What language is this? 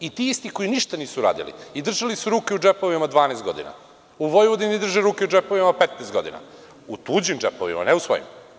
Serbian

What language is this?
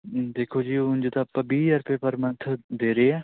Punjabi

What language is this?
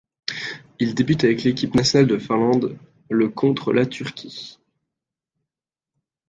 French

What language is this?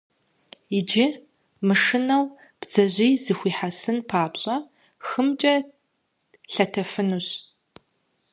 Kabardian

